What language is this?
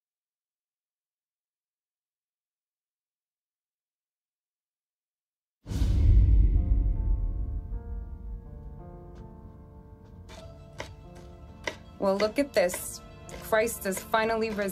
English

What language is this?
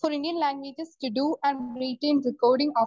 Malayalam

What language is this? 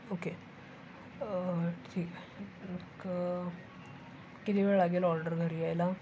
Marathi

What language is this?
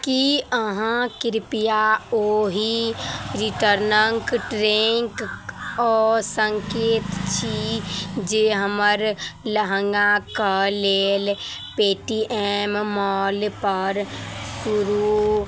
Maithili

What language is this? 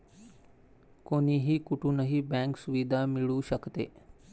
Marathi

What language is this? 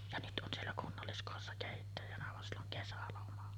Finnish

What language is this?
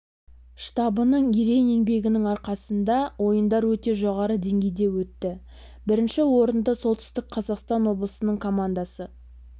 Kazakh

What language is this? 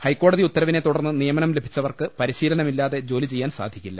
Malayalam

